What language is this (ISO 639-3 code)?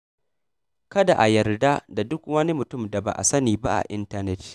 hau